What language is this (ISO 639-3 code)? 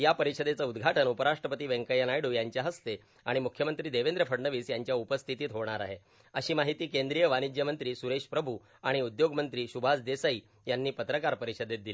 mar